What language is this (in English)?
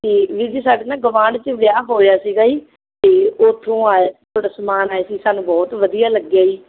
Punjabi